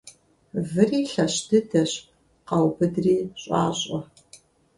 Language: Kabardian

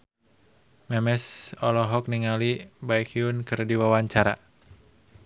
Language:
Sundanese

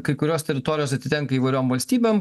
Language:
Lithuanian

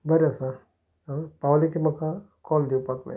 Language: Konkani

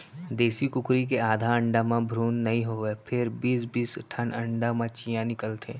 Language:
Chhattisgarhi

